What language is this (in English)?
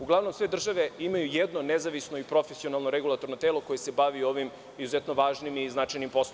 Serbian